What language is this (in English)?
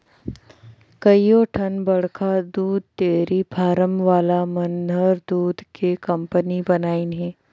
Chhattisgarhi